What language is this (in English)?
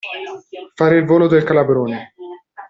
Italian